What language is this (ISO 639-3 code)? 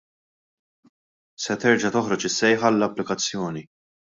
mlt